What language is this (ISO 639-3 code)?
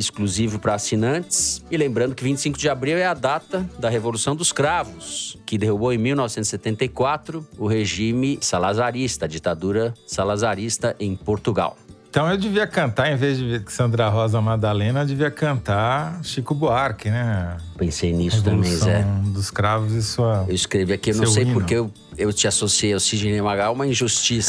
por